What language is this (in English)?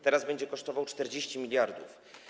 Polish